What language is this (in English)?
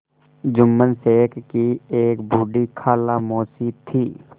Hindi